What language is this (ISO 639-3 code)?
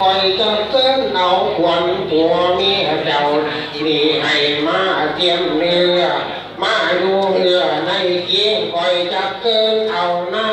tha